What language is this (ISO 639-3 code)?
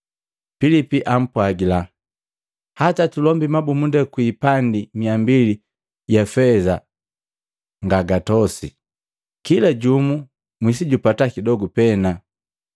mgv